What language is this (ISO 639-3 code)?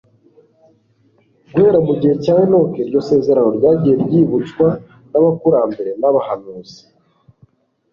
kin